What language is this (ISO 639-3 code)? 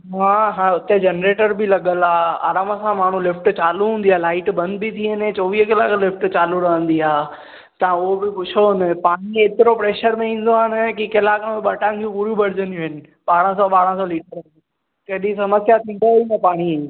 snd